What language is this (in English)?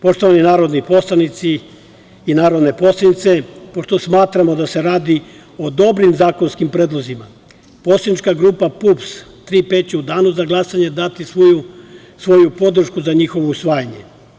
Serbian